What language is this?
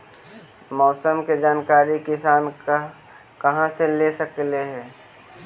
Magahi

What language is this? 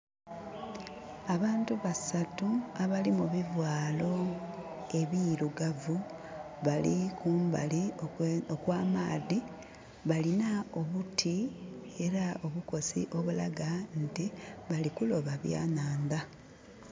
Soga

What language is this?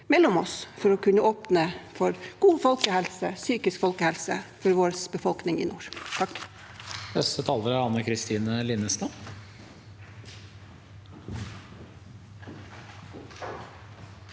Norwegian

